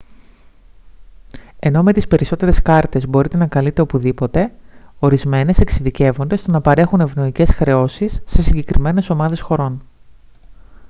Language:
Greek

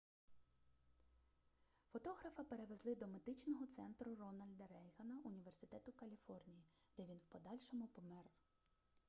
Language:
Ukrainian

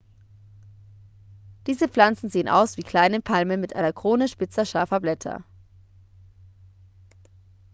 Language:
German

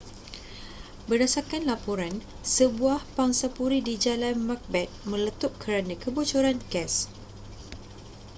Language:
Malay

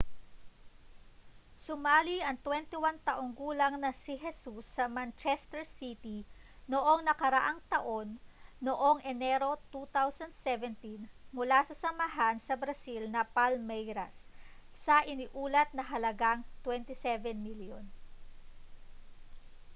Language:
Filipino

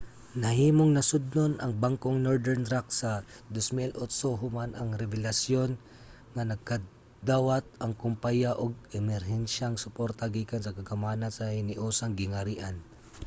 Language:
Cebuano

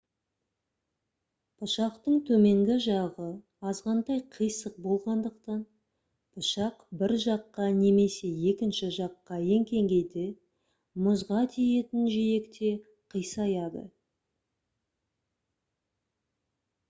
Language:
Kazakh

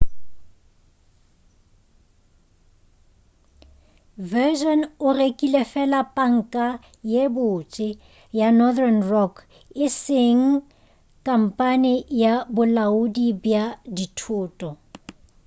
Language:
Northern Sotho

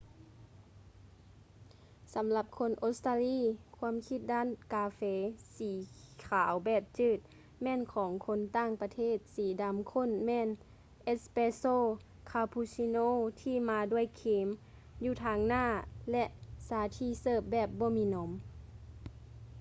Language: Lao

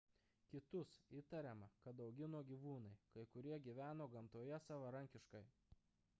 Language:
Lithuanian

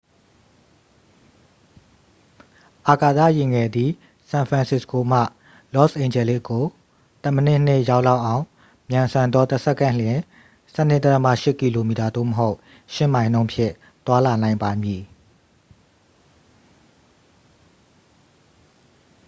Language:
Burmese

